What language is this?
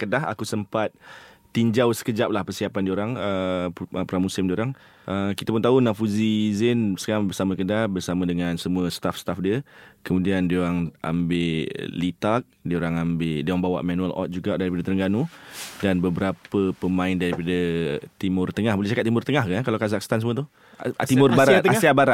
Malay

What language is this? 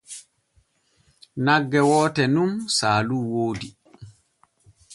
Borgu Fulfulde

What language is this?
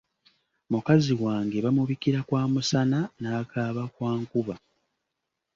Ganda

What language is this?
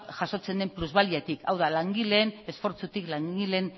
Basque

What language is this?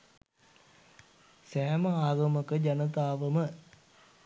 Sinhala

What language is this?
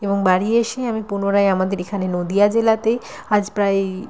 Bangla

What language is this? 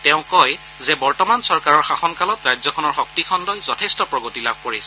Assamese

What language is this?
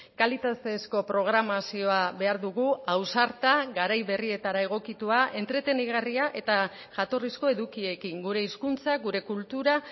Basque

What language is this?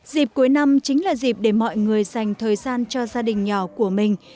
Vietnamese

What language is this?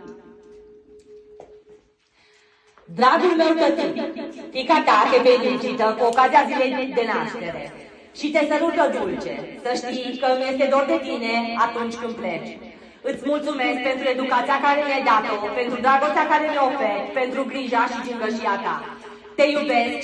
Romanian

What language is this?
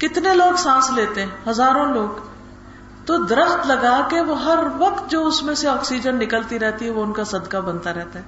Urdu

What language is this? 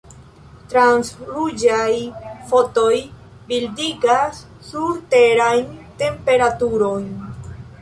Esperanto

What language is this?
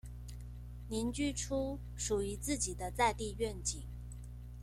Chinese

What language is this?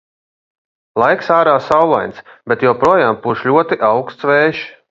Latvian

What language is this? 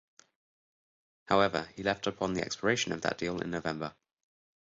English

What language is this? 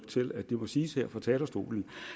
Danish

